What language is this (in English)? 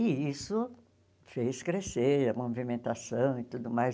Portuguese